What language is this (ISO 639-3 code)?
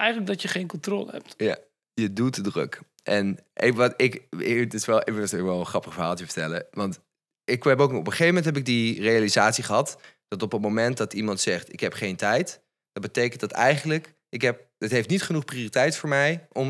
nld